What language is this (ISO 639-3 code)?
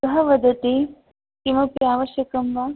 san